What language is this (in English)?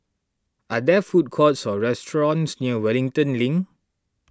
English